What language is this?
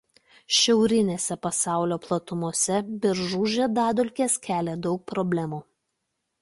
Lithuanian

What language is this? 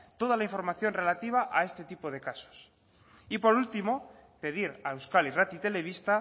Spanish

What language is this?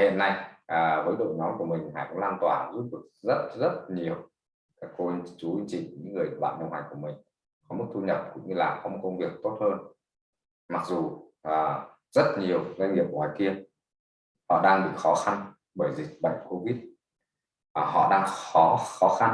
Vietnamese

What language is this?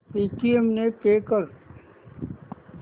Marathi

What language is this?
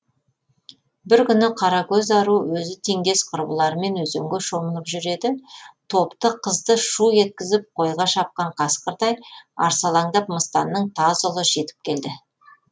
Kazakh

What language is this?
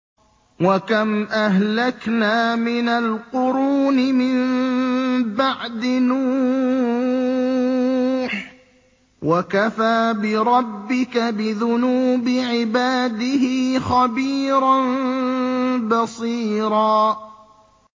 Arabic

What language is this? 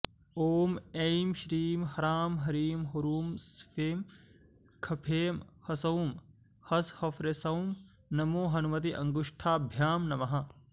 Sanskrit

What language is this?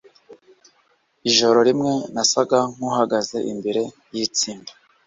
Kinyarwanda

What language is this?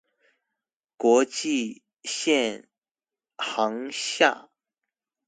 Chinese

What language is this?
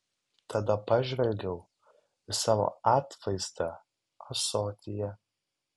Lithuanian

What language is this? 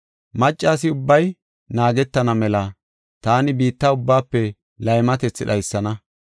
Gofa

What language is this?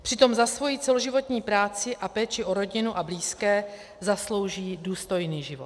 Czech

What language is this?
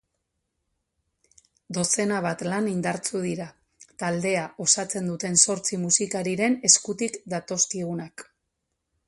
Basque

